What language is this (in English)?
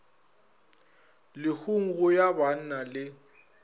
Northern Sotho